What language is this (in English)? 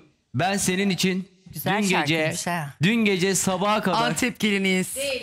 Turkish